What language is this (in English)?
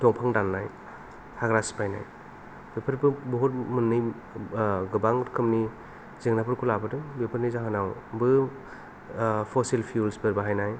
Bodo